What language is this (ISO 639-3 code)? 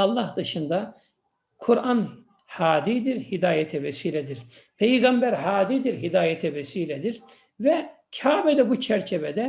tur